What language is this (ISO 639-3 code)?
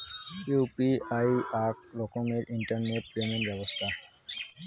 ben